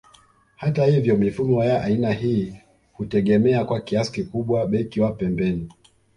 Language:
Swahili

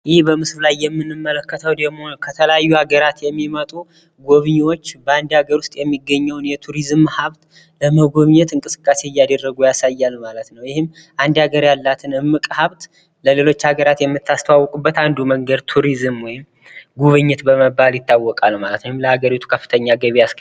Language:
Amharic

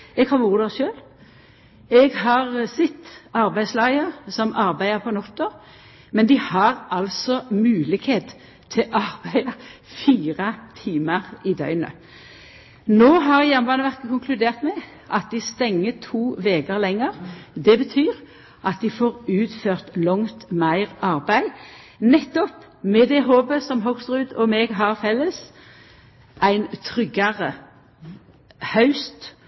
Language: Norwegian Nynorsk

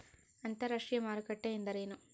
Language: Kannada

